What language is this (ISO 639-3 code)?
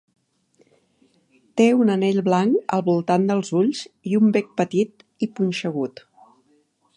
cat